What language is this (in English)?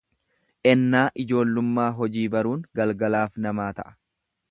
Oromo